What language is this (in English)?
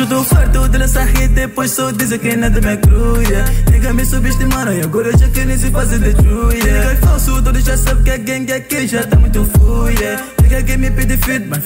Romanian